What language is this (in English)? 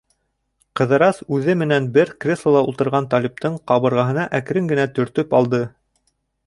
Bashkir